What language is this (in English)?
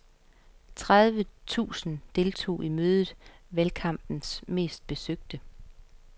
Danish